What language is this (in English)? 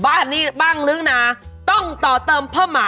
Thai